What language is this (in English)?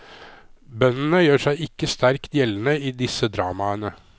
Norwegian